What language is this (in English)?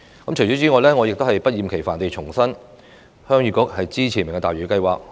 Cantonese